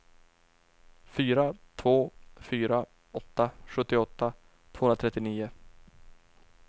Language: Swedish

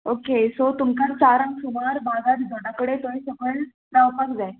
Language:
Konkani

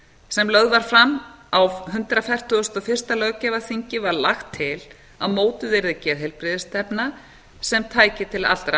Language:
Icelandic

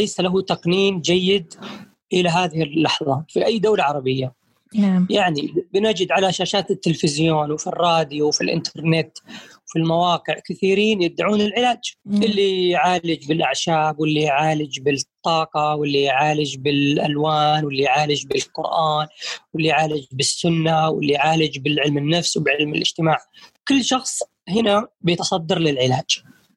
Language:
Arabic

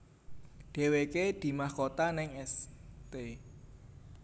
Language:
Javanese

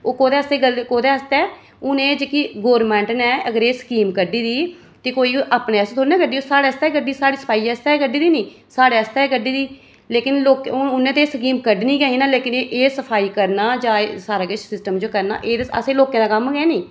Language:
Dogri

